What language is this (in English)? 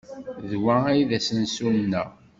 Kabyle